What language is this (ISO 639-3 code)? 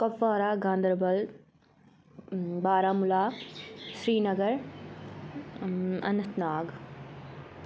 kas